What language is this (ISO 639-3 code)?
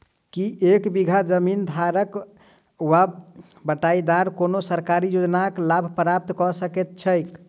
mai